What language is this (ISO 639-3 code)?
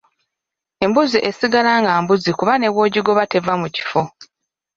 lug